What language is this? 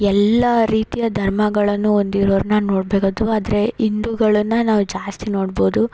Kannada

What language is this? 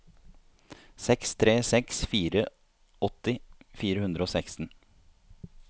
Norwegian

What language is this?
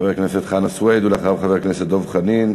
Hebrew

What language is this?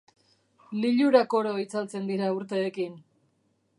Basque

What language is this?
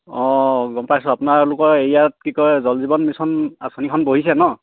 Assamese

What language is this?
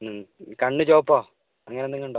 Malayalam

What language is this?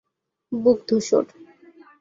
Bangla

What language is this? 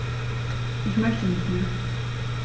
German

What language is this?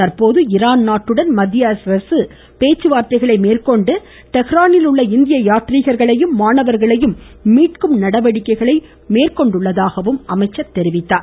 Tamil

